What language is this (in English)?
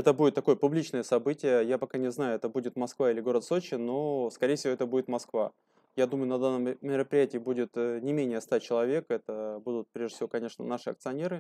Russian